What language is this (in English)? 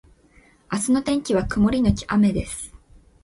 Japanese